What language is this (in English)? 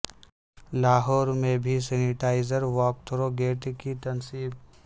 Urdu